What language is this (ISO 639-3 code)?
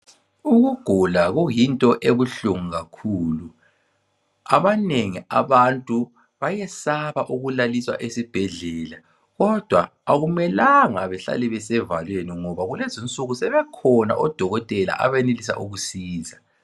nde